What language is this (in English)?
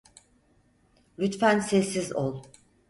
Turkish